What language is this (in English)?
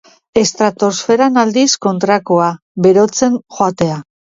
Basque